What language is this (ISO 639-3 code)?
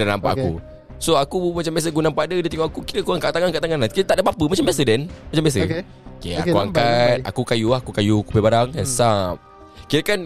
msa